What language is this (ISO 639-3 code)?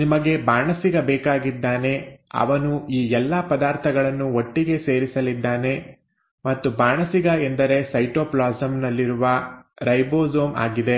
kan